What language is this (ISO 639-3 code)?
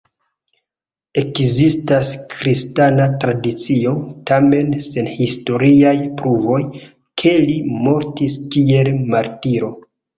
epo